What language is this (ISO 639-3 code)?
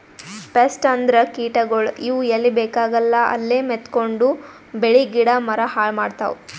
kan